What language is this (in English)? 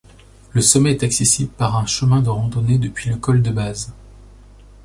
French